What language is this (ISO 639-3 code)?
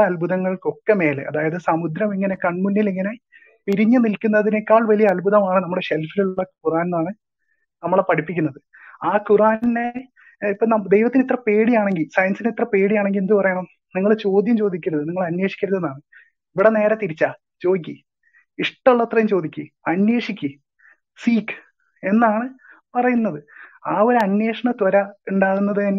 mal